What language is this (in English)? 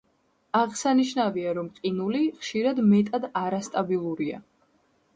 Georgian